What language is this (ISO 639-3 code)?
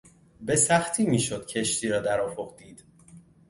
fas